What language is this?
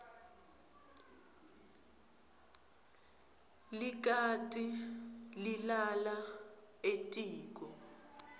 Swati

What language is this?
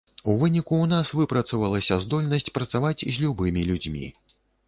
Belarusian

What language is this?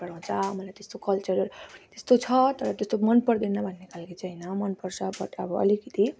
Nepali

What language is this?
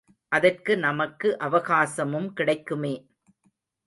Tamil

